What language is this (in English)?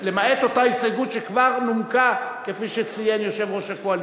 Hebrew